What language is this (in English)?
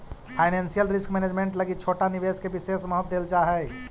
Magahi